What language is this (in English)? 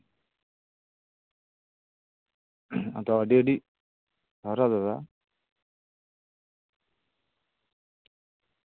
Santali